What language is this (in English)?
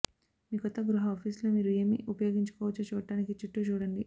Telugu